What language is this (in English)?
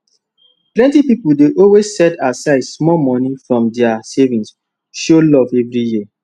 Nigerian Pidgin